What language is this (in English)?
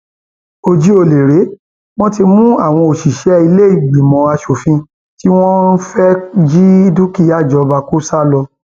Yoruba